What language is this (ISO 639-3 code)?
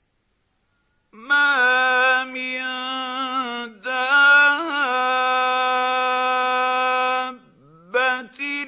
ara